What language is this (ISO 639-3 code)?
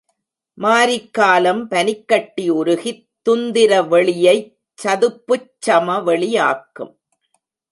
tam